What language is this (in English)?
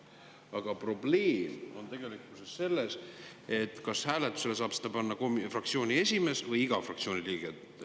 Estonian